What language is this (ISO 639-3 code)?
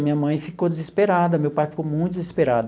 por